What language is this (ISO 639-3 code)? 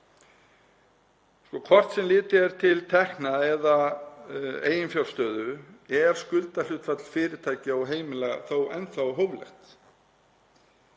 isl